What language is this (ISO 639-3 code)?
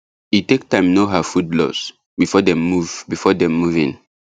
pcm